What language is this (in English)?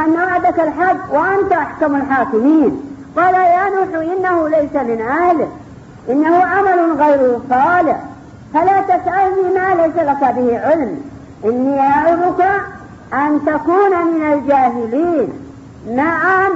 Arabic